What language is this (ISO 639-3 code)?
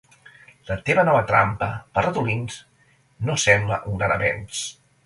cat